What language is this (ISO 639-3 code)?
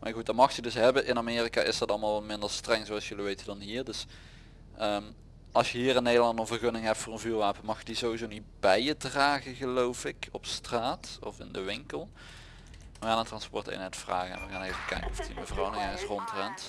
nld